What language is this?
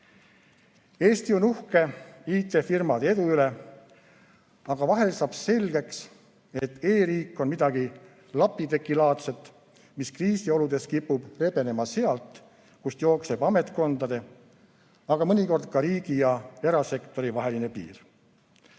Estonian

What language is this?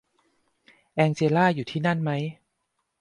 Thai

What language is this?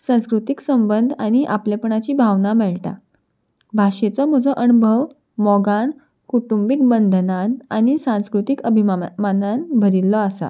Konkani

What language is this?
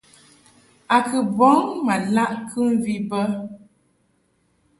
Mungaka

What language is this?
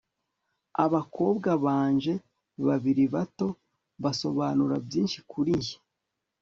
Kinyarwanda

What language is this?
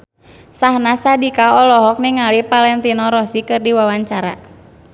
Sundanese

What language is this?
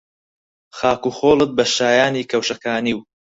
Central Kurdish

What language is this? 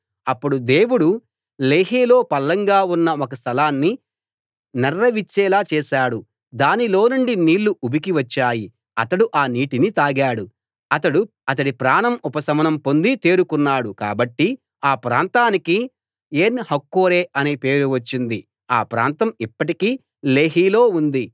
Telugu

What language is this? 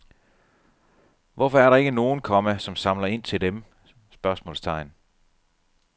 Danish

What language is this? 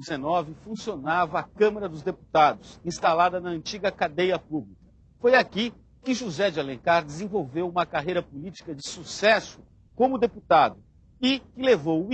Portuguese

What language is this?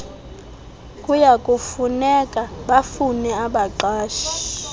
Xhosa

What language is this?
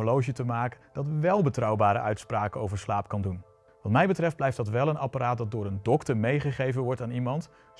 Dutch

